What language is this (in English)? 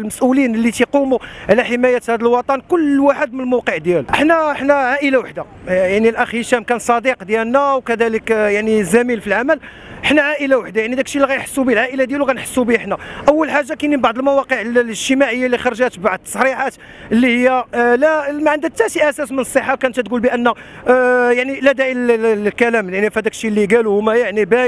Arabic